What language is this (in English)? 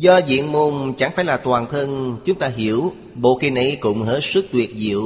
Vietnamese